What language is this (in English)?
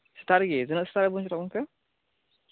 Santali